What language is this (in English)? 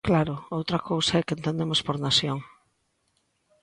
Galician